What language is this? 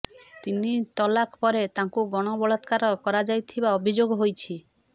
Odia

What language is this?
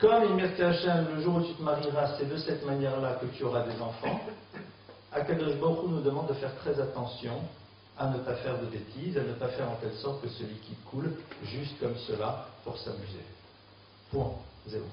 French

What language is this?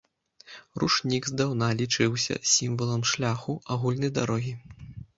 Belarusian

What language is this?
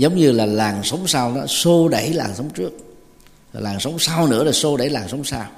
Vietnamese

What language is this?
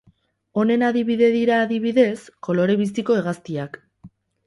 Basque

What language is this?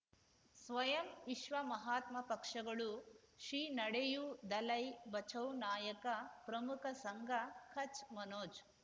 Kannada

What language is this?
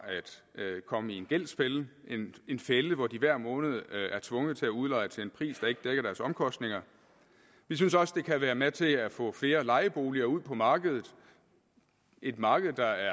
Danish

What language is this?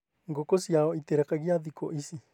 Kikuyu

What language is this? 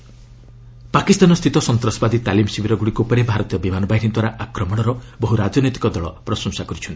Odia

